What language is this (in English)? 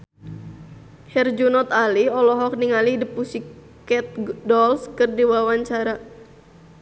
Sundanese